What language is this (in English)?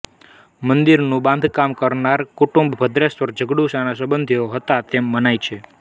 Gujarati